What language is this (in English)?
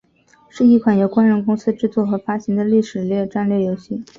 Chinese